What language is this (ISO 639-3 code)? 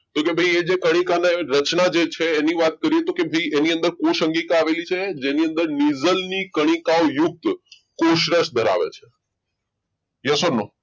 guj